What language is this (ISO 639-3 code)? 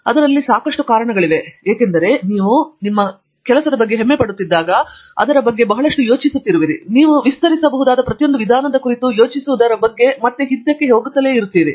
kan